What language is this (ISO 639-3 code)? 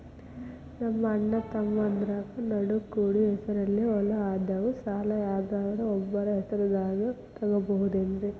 kan